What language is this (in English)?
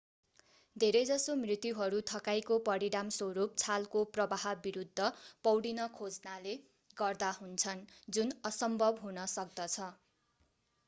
Nepali